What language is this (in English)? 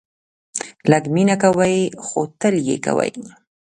Pashto